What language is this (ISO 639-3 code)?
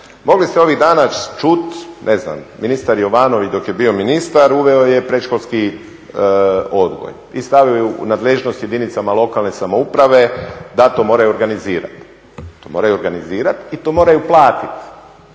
hrv